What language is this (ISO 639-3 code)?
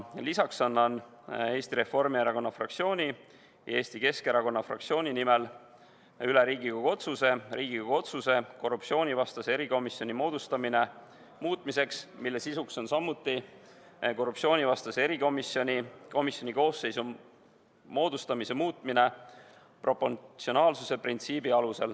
est